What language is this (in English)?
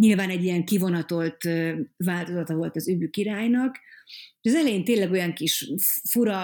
Hungarian